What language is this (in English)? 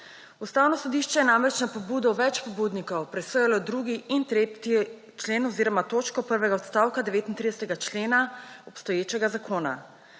Slovenian